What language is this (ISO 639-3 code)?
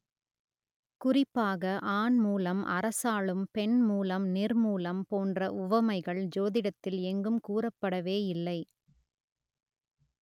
tam